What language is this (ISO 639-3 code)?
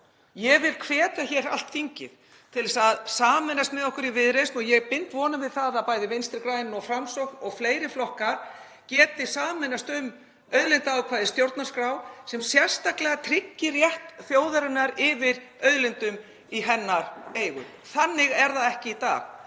isl